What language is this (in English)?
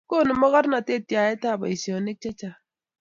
Kalenjin